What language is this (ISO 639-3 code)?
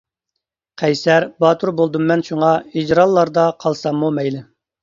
uig